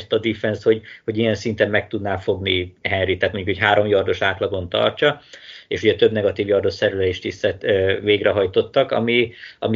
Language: Hungarian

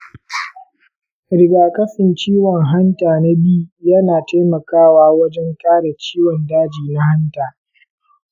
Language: Hausa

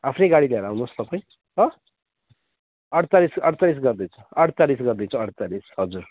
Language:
Nepali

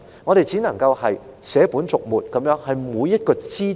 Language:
Cantonese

